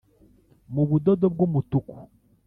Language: Kinyarwanda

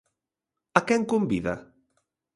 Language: Galician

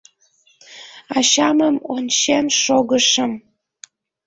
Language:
Mari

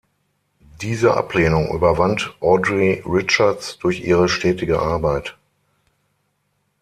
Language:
German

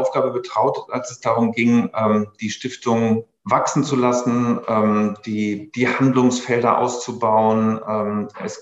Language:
German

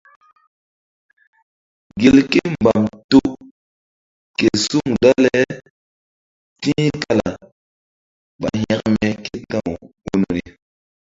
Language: Mbum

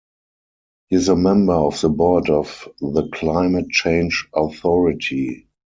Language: English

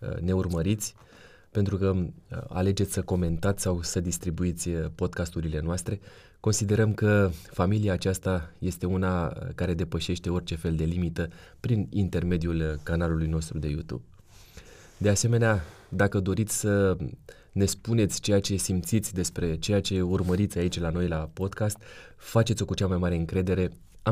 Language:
Romanian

